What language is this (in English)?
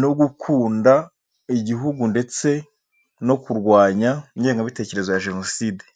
Kinyarwanda